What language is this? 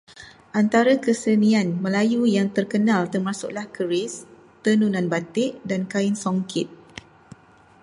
Malay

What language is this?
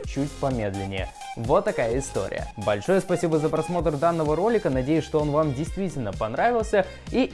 Russian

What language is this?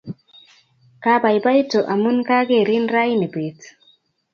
Kalenjin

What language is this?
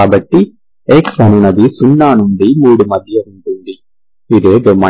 Telugu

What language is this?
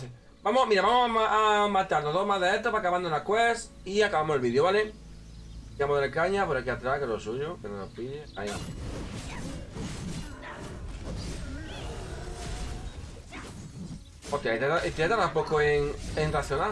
Spanish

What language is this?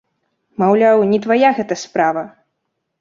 Belarusian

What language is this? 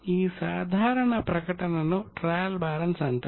Telugu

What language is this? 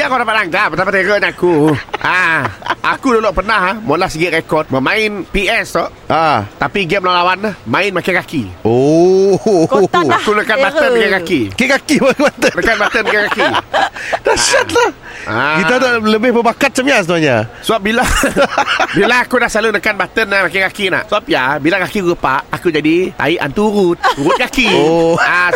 Malay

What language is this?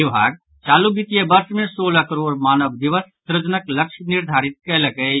Maithili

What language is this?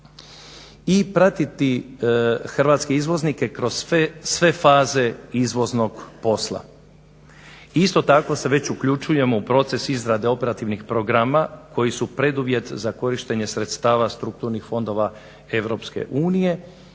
Croatian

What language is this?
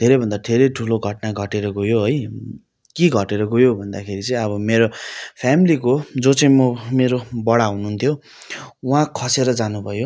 Nepali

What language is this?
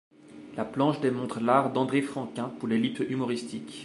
French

